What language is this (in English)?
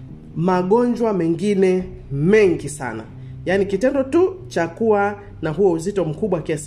Swahili